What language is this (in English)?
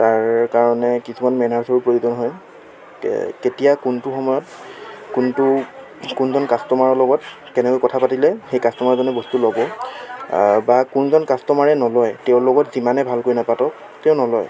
Assamese